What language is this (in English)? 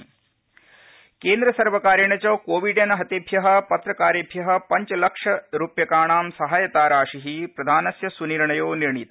Sanskrit